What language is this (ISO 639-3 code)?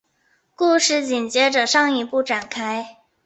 zho